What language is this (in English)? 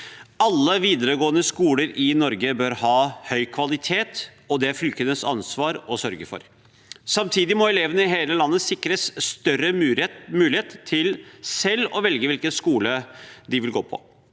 Norwegian